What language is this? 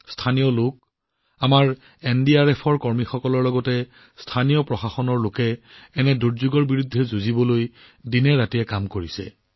Assamese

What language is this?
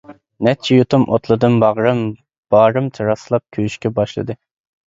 Uyghur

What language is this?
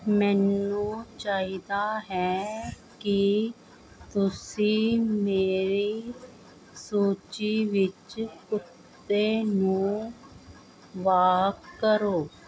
Punjabi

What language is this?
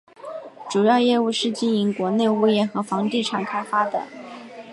Chinese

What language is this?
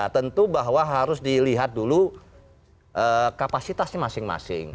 Indonesian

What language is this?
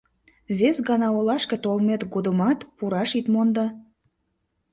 Mari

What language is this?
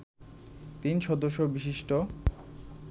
Bangla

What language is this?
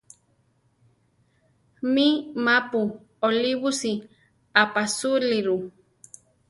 Central Tarahumara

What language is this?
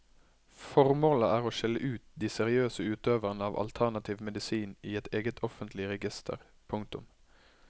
Norwegian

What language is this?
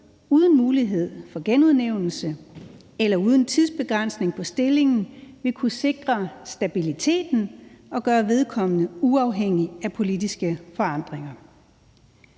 Danish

